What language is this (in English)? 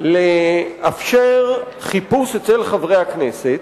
Hebrew